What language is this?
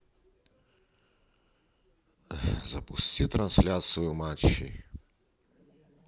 Russian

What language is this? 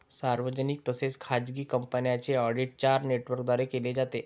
Marathi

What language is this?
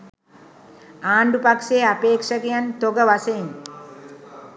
Sinhala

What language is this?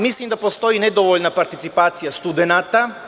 Serbian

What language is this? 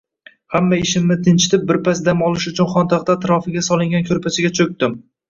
Uzbek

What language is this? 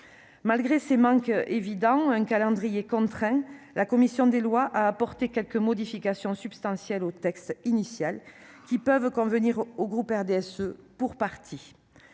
French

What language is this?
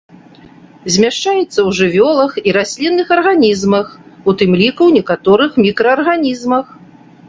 Belarusian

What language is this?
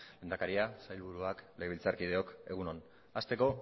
Basque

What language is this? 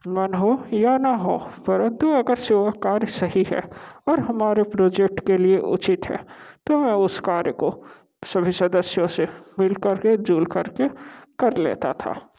Hindi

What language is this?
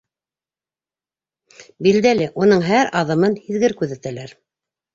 Bashkir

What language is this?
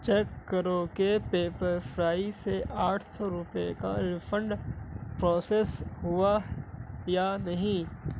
Urdu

